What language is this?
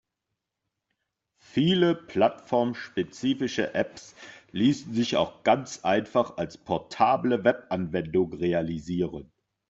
German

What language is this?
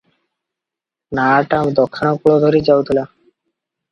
Odia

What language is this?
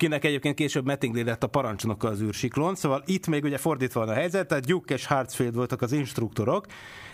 Hungarian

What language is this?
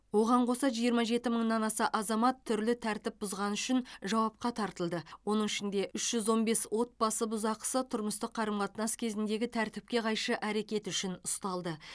Kazakh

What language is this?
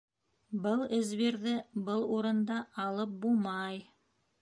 Bashkir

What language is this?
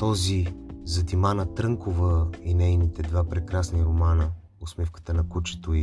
Bulgarian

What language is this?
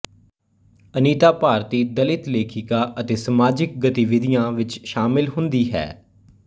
Punjabi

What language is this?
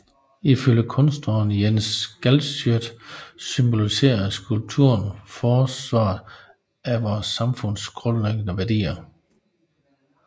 Danish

